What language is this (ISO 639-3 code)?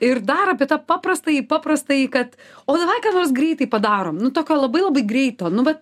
lit